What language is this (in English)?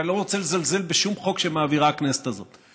Hebrew